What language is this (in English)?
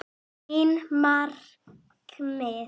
Icelandic